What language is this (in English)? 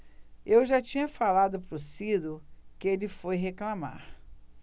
Portuguese